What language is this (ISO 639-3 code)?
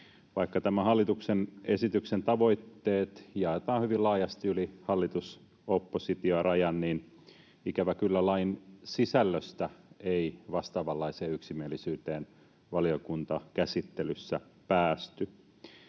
fin